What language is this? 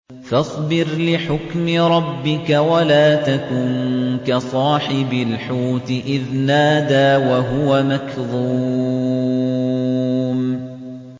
Arabic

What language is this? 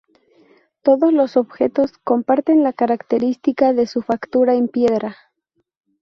Spanish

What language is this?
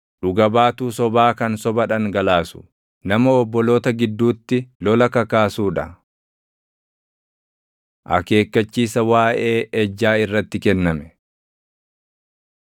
Oromo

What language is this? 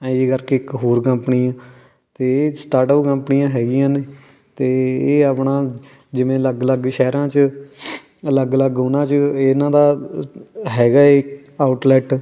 Punjabi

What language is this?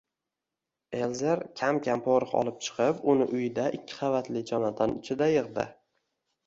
Uzbek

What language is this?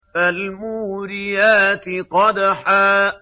Arabic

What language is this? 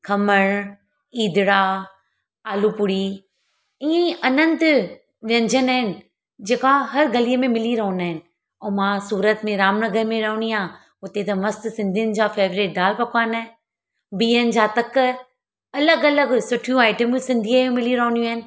Sindhi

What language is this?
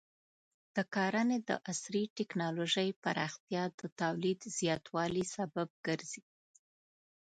Pashto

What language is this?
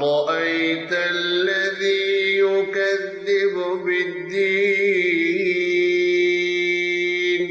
Arabic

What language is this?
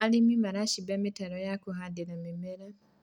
Kikuyu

